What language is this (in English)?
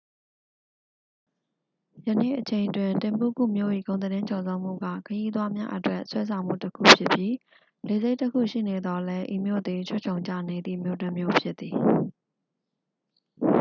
Burmese